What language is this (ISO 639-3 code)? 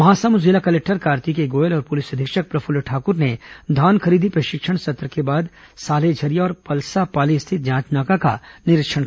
hin